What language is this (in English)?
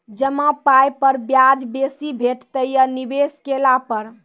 Maithili